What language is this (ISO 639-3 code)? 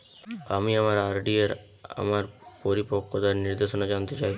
ben